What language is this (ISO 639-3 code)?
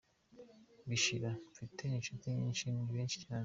kin